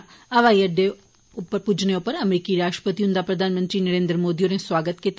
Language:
Dogri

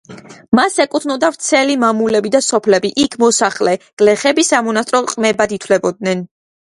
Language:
Georgian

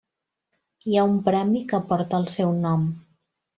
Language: Catalan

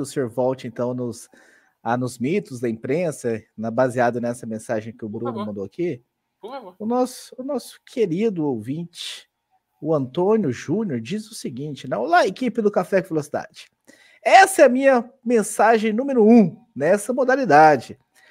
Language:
Portuguese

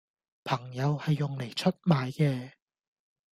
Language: Cantonese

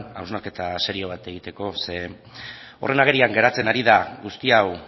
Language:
Basque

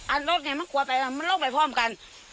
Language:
Thai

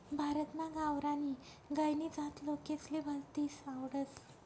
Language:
Marathi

